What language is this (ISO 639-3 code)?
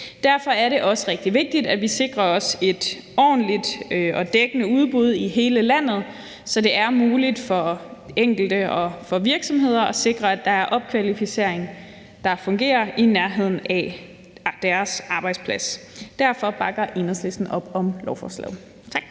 dan